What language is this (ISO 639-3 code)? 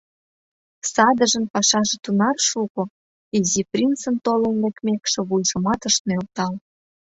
chm